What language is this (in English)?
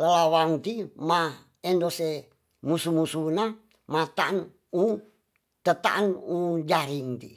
Tonsea